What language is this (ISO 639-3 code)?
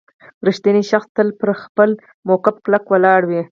pus